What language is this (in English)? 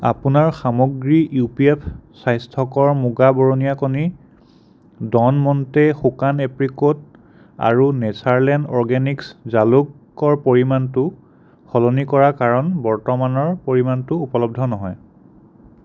Assamese